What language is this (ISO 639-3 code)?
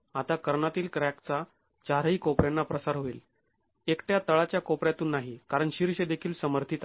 mar